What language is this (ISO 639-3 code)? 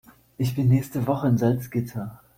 deu